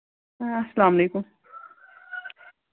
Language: Kashmiri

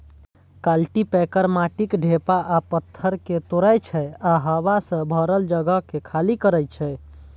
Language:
Maithili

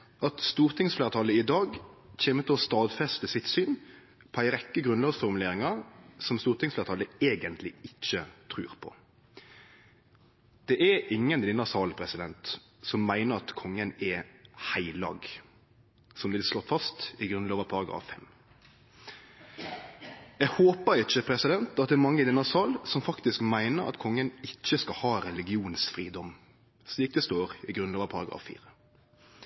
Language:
Norwegian Nynorsk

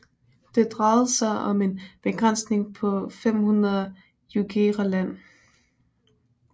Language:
Danish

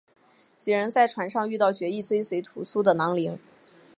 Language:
Chinese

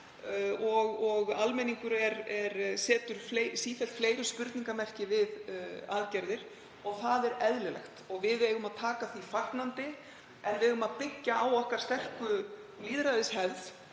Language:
Icelandic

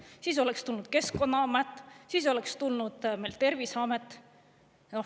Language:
Estonian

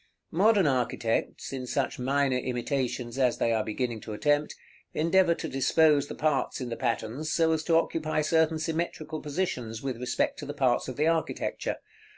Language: English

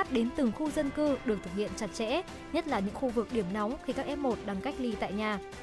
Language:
Vietnamese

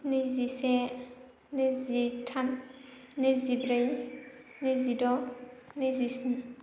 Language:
Bodo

